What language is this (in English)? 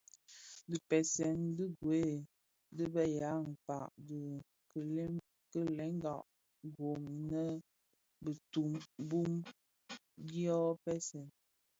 Bafia